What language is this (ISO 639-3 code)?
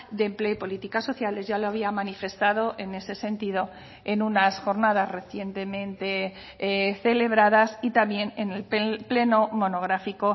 spa